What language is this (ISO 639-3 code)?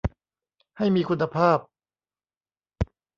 tha